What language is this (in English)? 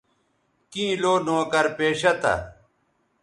Bateri